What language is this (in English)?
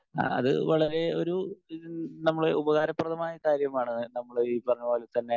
Malayalam